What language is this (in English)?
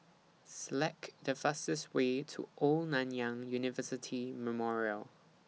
English